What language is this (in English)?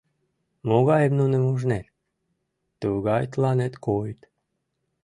Mari